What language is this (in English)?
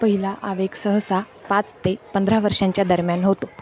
Marathi